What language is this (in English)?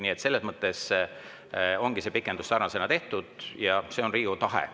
Estonian